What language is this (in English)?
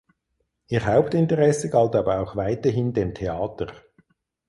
German